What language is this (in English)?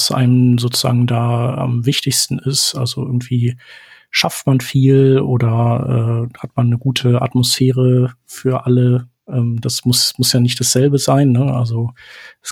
German